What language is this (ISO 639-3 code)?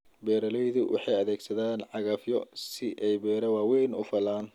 som